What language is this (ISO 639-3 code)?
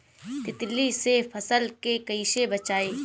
bho